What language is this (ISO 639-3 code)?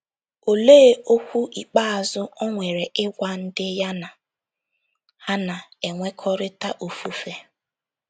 ibo